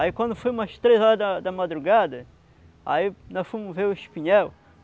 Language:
Portuguese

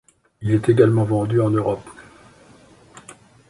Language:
French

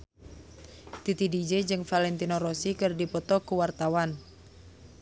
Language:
Sundanese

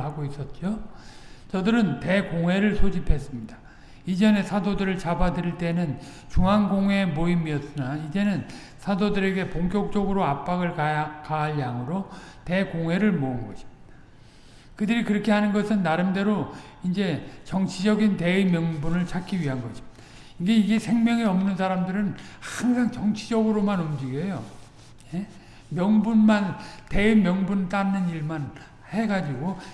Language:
Korean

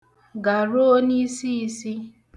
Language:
Igbo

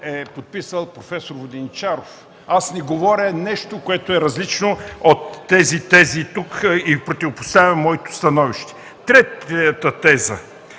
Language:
Bulgarian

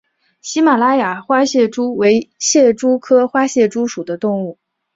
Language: Chinese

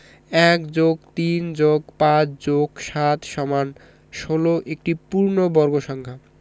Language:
Bangla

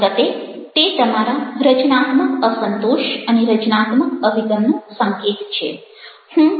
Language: Gujarati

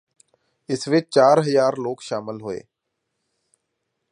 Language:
Punjabi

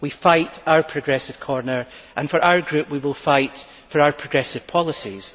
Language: English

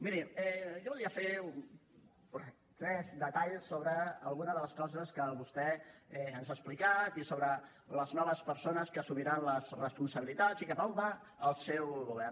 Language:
Catalan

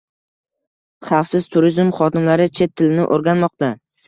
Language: Uzbek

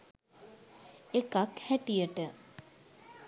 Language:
Sinhala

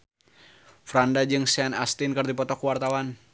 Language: Sundanese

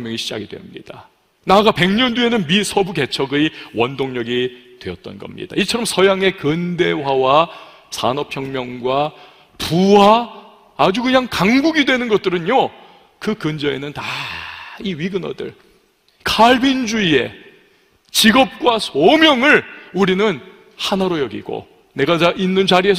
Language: Korean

